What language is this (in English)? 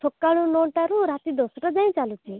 Odia